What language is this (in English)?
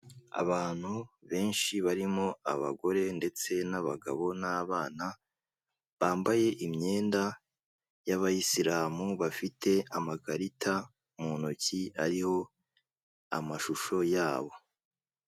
Kinyarwanda